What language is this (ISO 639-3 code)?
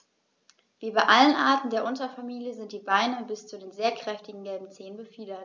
deu